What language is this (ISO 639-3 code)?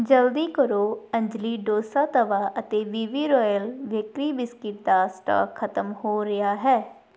pan